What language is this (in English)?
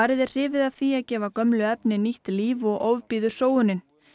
Icelandic